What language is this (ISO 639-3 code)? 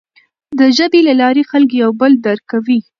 pus